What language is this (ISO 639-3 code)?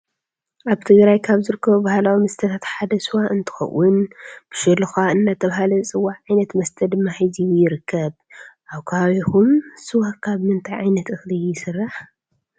tir